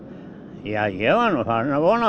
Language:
Icelandic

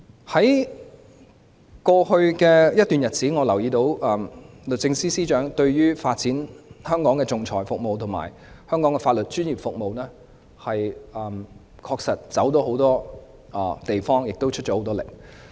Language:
Cantonese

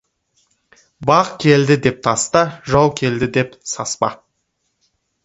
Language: Kazakh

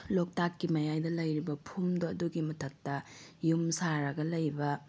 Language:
Manipuri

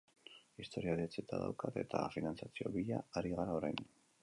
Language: Basque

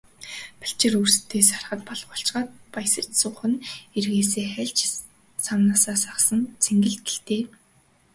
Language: Mongolian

